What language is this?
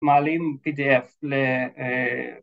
Hebrew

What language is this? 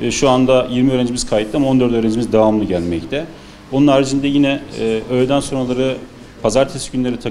Turkish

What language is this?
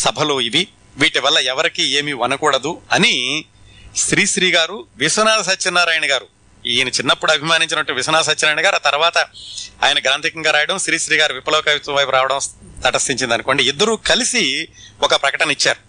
Telugu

